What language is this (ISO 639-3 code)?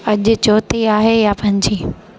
snd